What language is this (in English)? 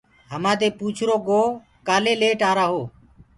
Gurgula